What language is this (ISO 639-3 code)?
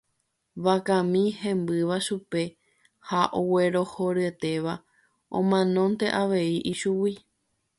grn